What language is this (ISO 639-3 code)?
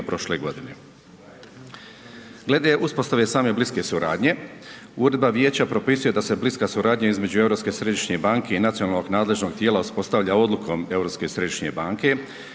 hrv